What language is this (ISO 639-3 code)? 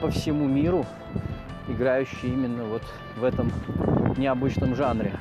rus